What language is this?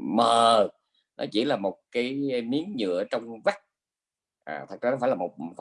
Vietnamese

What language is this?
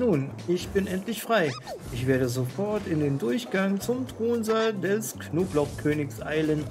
German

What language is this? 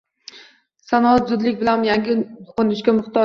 Uzbek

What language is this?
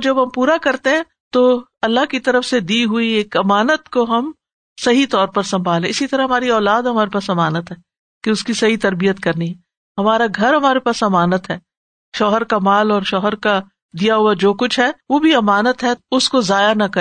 Urdu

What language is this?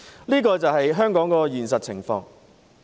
Cantonese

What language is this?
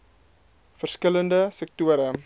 Afrikaans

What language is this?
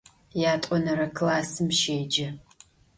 Adyghe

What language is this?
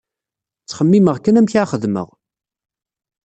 Kabyle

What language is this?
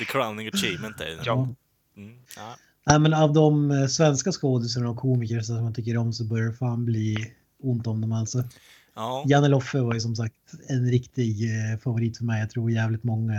Swedish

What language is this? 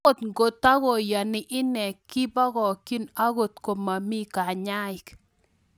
Kalenjin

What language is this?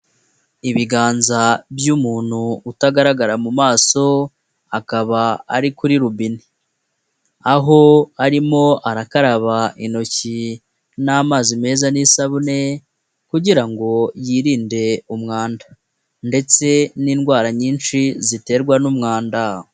Kinyarwanda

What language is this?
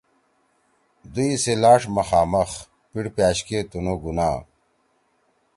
Torwali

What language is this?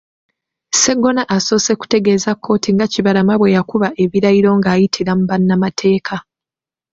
Ganda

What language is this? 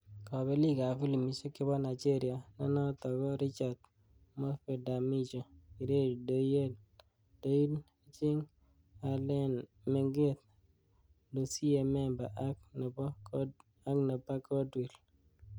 Kalenjin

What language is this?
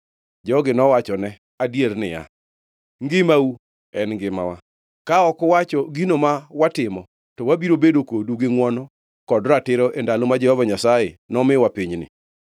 Luo (Kenya and Tanzania)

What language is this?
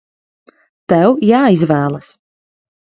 Latvian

